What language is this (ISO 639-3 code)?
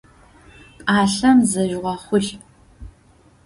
ady